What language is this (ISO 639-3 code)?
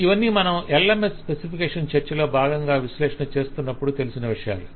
tel